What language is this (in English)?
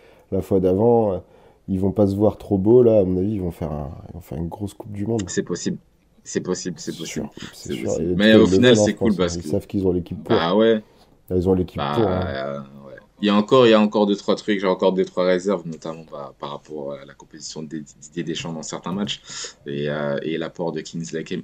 French